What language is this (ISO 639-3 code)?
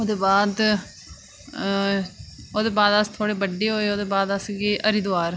doi